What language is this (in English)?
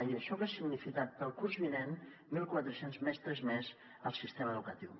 Catalan